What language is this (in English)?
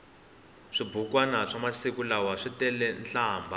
Tsonga